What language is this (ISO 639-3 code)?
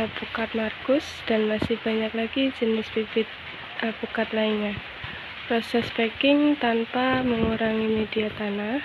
ind